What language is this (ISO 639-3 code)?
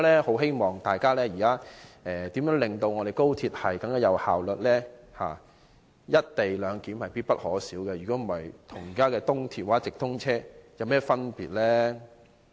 yue